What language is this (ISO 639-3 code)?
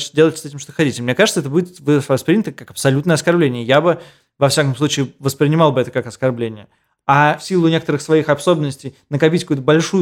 rus